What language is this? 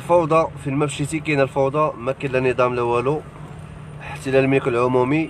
Arabic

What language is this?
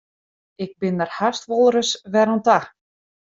Western Frisian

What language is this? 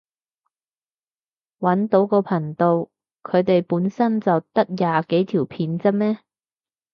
Cantonese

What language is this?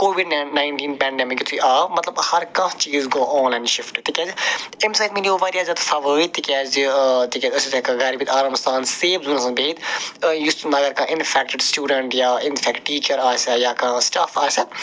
Kashmiri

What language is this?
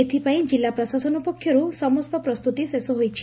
Odia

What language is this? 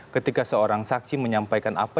Indonesian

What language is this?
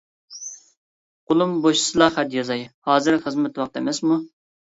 Uyghur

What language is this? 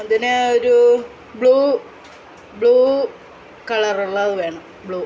Malayalam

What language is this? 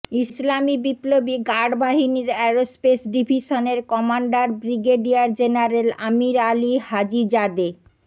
Bangla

